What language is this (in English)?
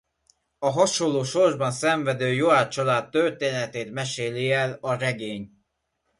Hungarian